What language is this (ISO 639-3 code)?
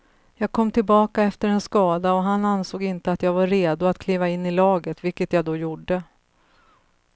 swe